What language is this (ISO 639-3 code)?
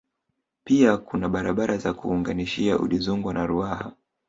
swa